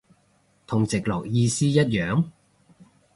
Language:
Cantonese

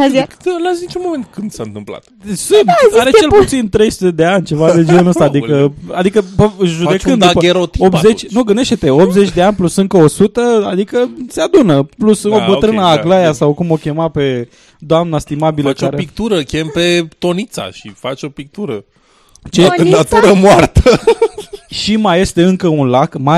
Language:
Romanian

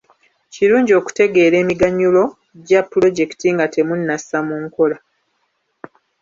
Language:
Ganda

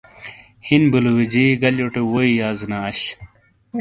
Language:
Shina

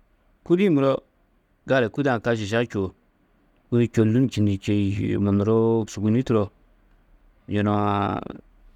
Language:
Tedaga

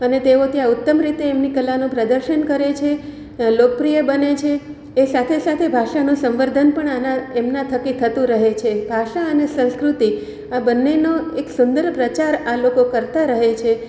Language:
Gujarati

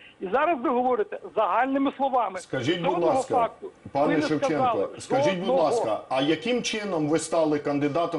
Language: Ukrainian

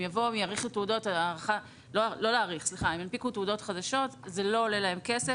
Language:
Hebrew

